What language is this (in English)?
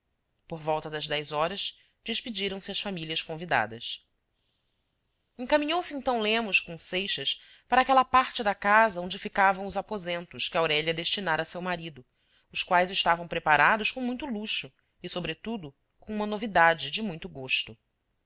Portuguese